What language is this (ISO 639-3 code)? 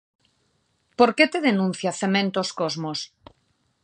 glg